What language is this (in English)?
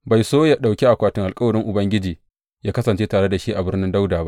Hausa